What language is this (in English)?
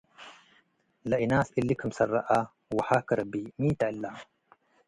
Tigre